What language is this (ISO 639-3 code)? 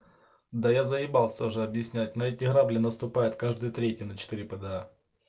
rus